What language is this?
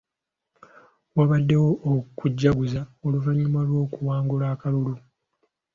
Ganda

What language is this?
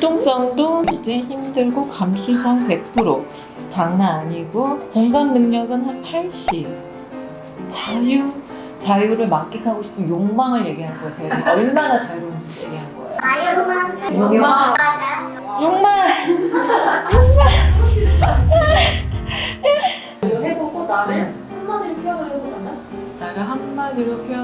Korean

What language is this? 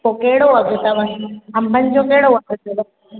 Sindhi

